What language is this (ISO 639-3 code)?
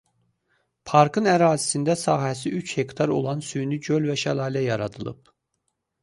aze